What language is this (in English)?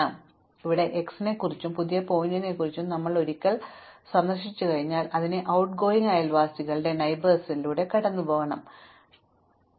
Malayalam